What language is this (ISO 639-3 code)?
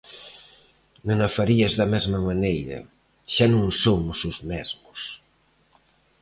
glg